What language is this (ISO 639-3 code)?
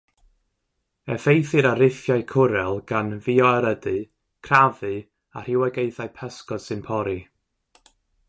cym